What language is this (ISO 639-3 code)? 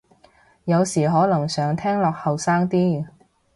yue